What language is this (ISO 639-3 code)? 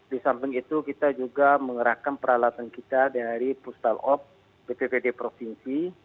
ind